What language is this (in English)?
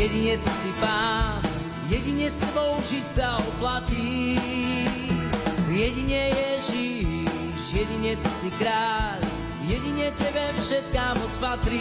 Slovak